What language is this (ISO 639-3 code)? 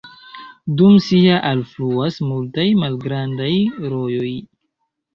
epo